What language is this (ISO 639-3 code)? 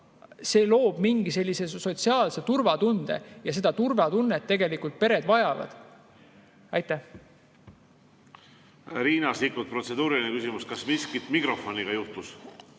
est